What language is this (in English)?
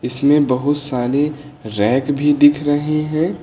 Hindi